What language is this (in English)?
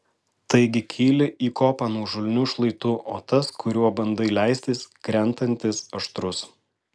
Lithuanian